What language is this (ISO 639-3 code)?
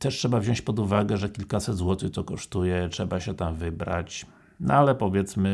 pol